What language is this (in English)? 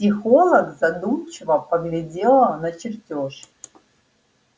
Russian